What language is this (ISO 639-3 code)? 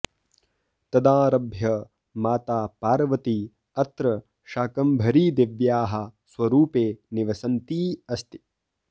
san